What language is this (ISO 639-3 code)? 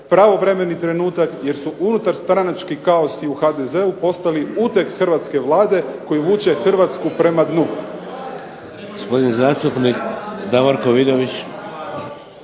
hrv